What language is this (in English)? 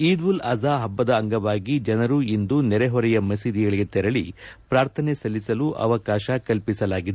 Kannada